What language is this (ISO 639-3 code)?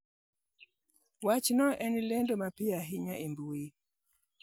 luo